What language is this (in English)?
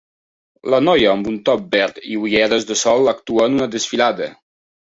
Catalan